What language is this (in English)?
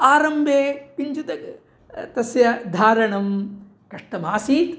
Sanskrit